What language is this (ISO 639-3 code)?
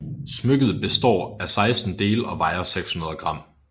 dan